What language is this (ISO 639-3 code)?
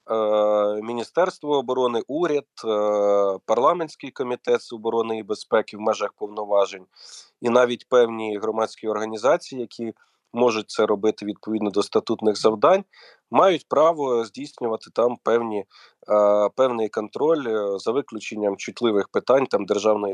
ukr